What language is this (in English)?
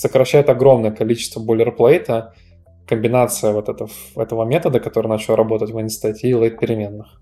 Russian